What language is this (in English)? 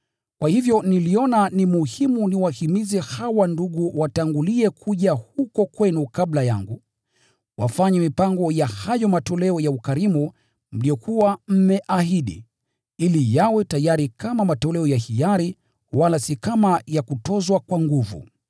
Swahili